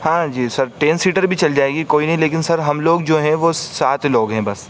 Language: Urdu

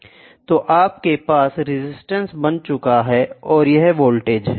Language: Hindi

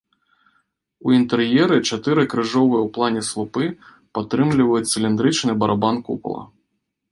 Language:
Belarusian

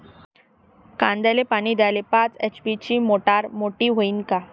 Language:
Marathi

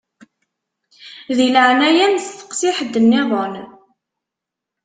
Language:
Kabyle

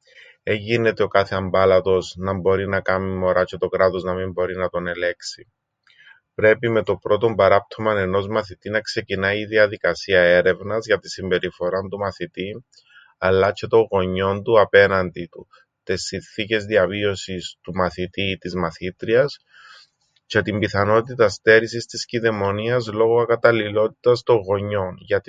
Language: Greek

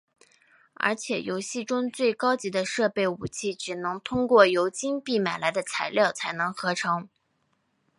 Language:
Chinese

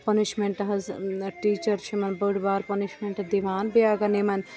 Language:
Kashmiri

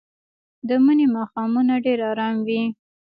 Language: Pashto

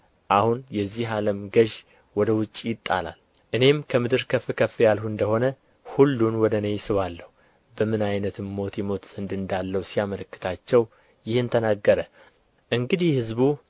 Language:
Amharic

